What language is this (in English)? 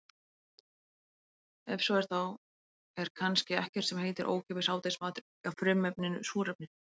Icelandic